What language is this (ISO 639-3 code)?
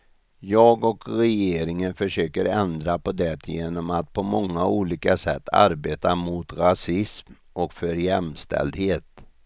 swe